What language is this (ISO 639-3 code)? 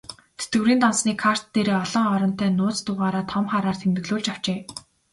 mon